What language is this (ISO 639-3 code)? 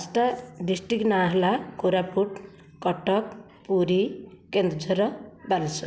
ori